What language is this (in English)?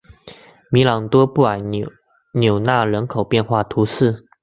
Chinese